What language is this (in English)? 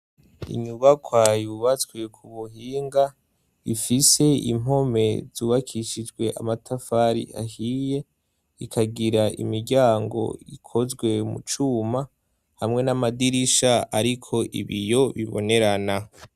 Rundi